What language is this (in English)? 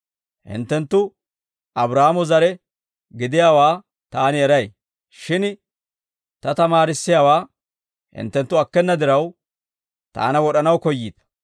Dawro